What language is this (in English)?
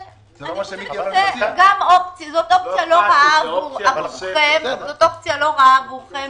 Hebrew